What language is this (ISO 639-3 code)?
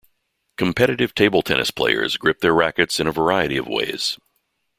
eng